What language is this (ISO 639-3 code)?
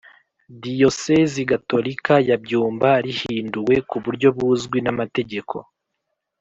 kin